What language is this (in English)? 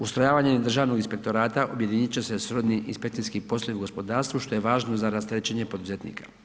Croatian